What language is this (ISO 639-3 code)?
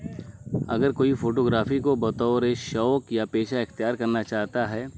urd